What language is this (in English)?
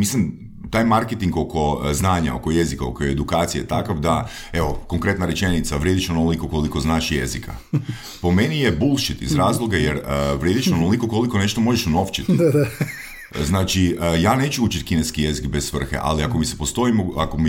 Croatian